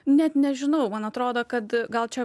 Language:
Lithuanian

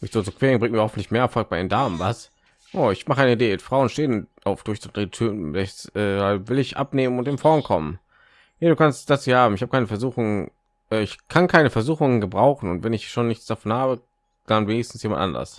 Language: German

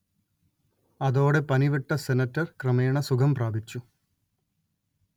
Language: Malayalam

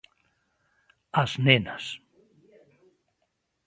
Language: Galician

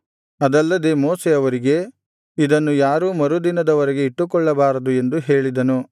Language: Kannada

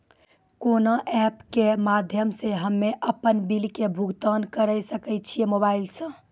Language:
Maithili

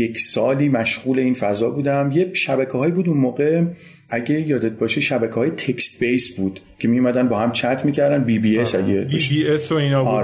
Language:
Persian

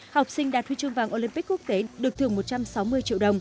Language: Vietnamese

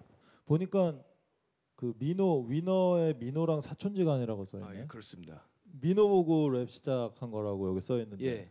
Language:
Korean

